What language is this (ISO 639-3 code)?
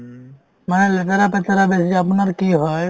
asm